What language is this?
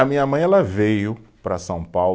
Portuguese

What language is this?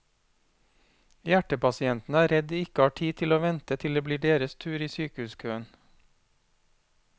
Norwegian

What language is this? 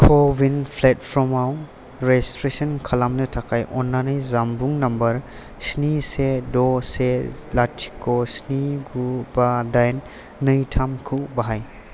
Bodo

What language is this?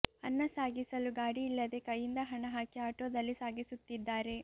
Kannada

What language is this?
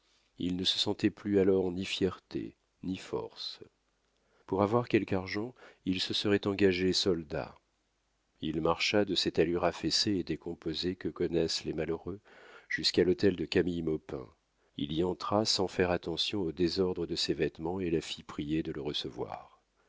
French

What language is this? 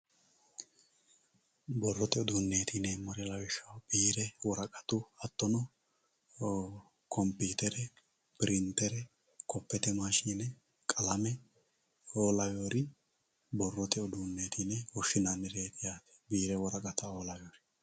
Sidamo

